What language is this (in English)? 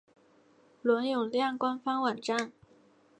Chinese